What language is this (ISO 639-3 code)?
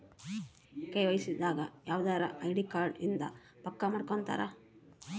kan